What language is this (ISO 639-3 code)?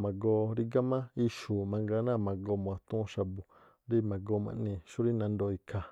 tpl